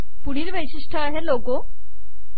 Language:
Marathi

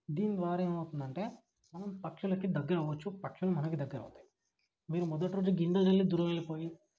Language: Telugu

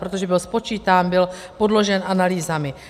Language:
Czech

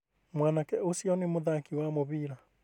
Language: Kikuyu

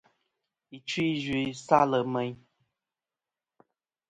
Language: Kom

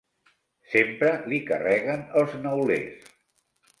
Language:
Catalan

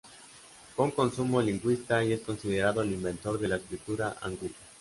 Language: Spanish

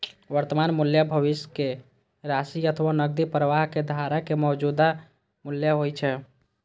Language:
Maithili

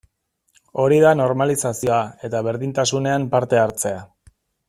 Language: Basque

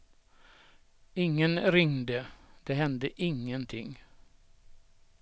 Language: Swedish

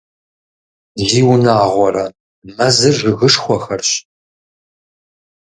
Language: Kabardian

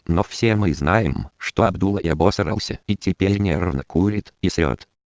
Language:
Russian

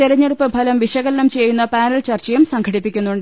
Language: Malayalam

